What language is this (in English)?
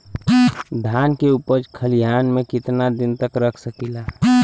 Bhojpuri